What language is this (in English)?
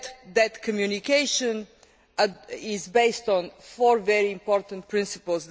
English